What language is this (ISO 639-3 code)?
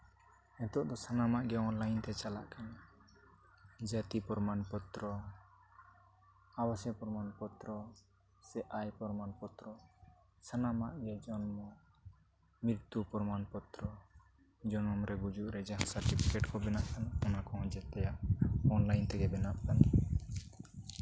sat